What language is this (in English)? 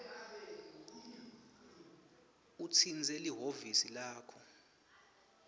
Swati